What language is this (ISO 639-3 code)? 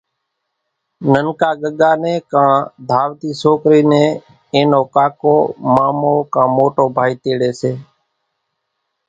gjk